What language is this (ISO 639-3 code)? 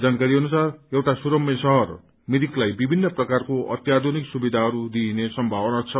nep